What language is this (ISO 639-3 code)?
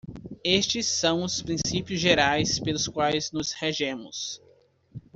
por